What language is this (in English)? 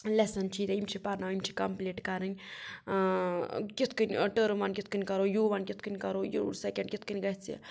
Kashmiri